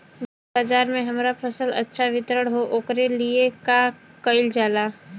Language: Bhojpuri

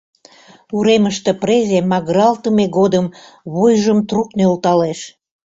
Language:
Mari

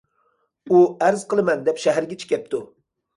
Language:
Uyghur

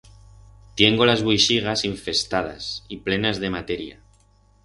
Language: Aragonese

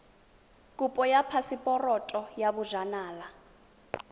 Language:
Tswana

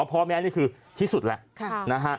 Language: Thai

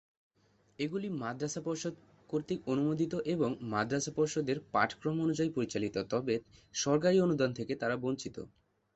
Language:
Bangla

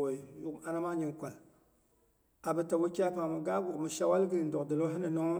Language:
Boghom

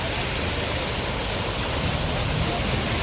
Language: Thai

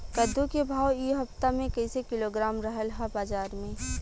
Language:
Bhojpuri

